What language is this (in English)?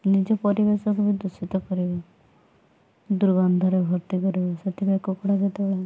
Odia